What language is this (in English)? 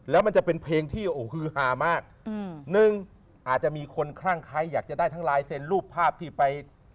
Thai